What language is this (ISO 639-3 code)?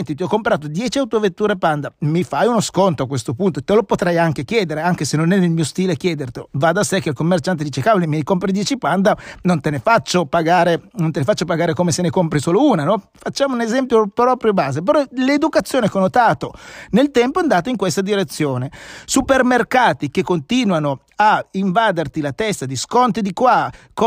ita